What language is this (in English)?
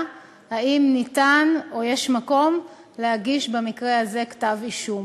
Hebrew